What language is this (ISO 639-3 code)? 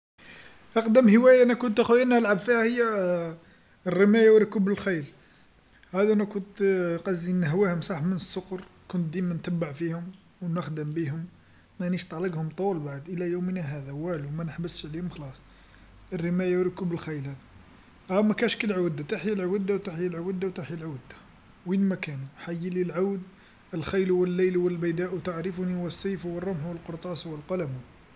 arq